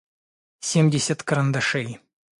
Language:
Russian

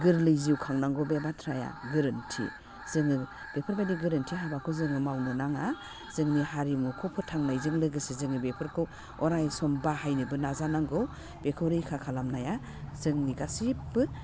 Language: Bodo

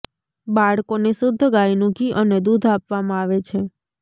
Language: Gujarati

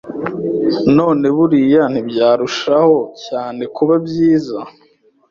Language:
Kinyarwanda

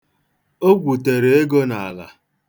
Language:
Igbo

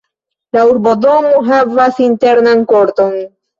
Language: Esperanto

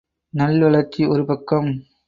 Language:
Tamil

